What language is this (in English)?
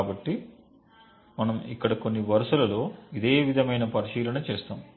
Telugu